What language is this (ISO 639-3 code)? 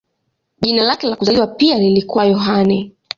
swa